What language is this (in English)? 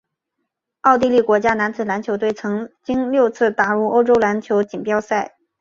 Chinese